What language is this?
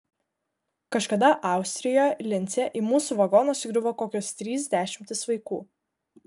Lithuanian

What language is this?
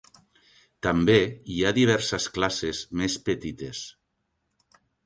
Catalan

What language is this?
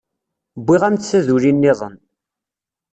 Kabyle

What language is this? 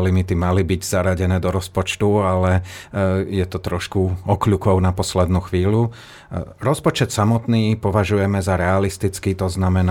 Slovak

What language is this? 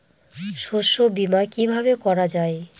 Bangla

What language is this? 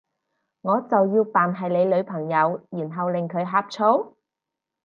Cantonese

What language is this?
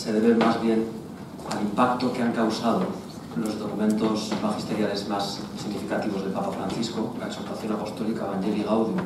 Spanish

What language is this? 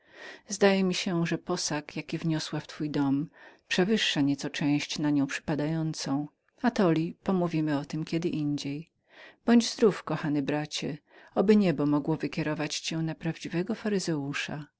Polish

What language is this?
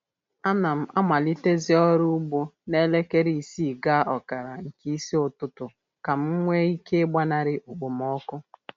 Igbo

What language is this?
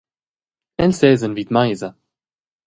Romansh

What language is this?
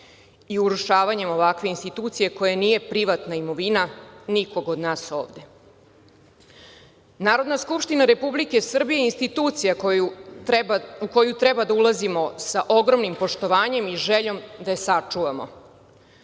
Serbian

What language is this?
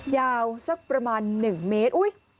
Thai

